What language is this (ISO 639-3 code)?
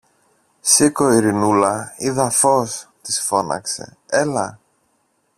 ell